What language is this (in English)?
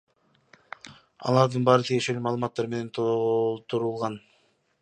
Kyrgyz